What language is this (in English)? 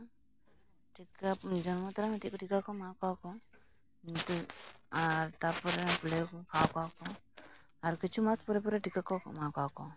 Santali